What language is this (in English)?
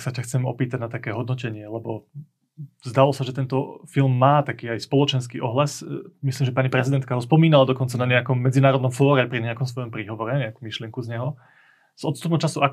Slovak